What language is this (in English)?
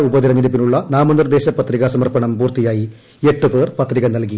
Malayalam